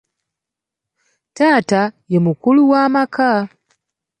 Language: Ganda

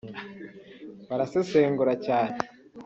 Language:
Kinyarwanda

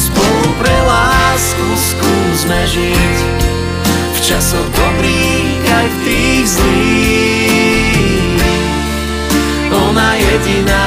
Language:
Slovak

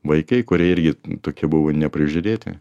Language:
Lithuanian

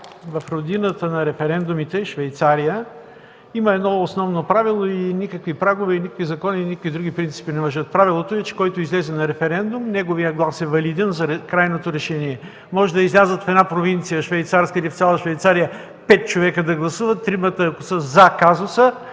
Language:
Bulgarian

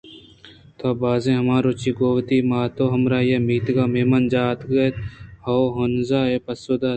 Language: Eastern Balochi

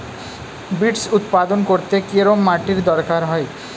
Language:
Bangla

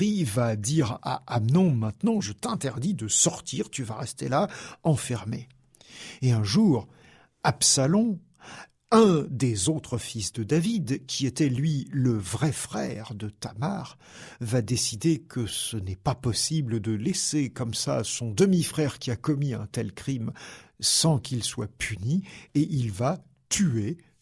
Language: French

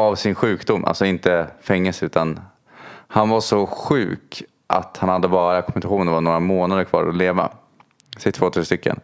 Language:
Swedish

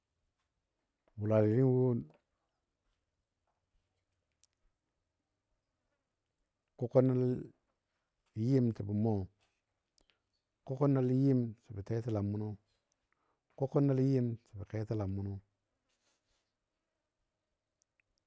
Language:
Dadiya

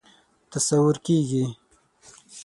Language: Pashto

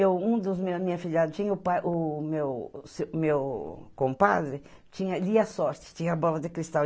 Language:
Portuguese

